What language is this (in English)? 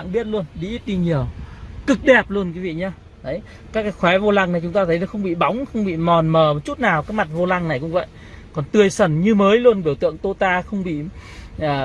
Vietnamese